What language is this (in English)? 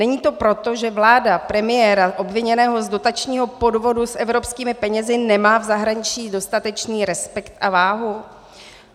Czech